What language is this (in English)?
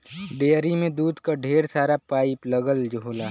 Bhojpuri